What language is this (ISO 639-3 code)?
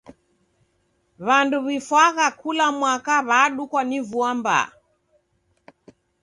dav